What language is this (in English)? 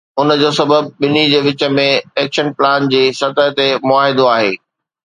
Sindhi